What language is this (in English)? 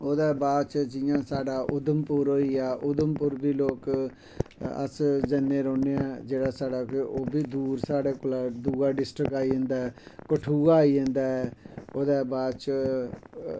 Dogri